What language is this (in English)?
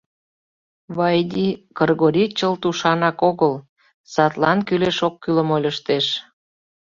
Mari